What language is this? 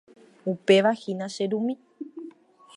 Guarani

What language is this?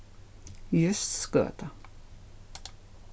Faroese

